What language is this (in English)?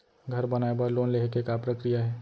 Chhattisgarhi